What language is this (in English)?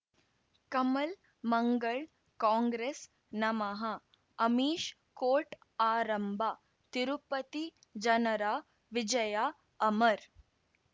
Kannada